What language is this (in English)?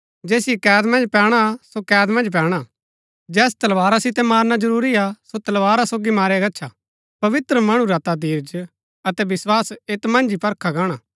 Gaddi